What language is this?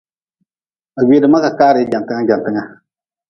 Nawdm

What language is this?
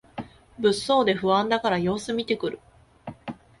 Japanese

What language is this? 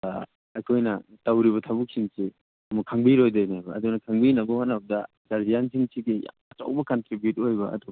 Manipuri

